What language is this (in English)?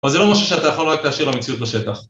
Hebrew